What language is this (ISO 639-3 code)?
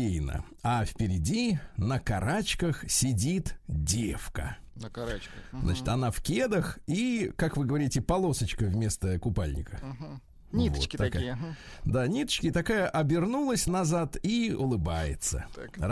rus